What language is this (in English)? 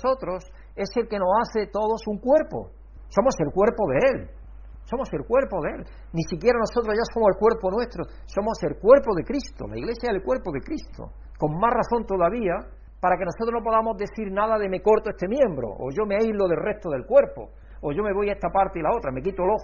Spanish